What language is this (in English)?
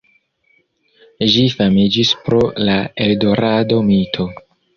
Esperanto